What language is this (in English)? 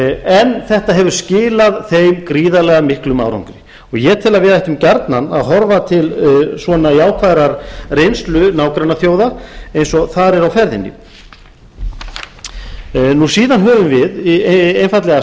Icelandic